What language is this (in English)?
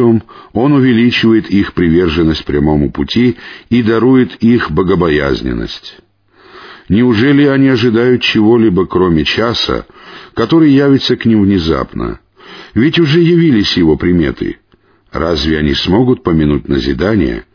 Russian